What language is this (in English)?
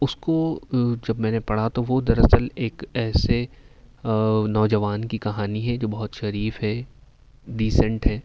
Urdu